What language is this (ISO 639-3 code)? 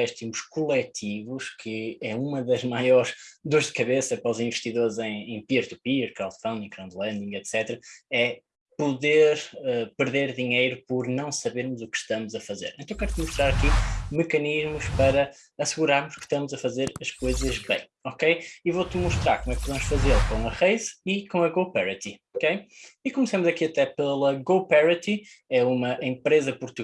por